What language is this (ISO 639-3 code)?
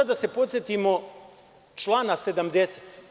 srp